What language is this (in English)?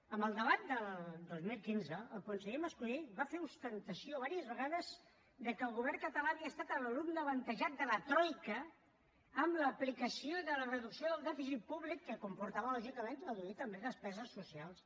Catalan